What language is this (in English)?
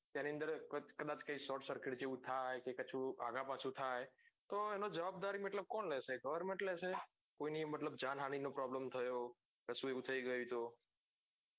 Gujarati